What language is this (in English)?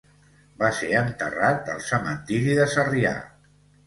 Catalan